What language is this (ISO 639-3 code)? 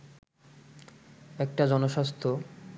ben